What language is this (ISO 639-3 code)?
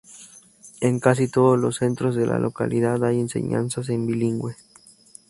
spa